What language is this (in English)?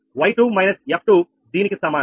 Telugu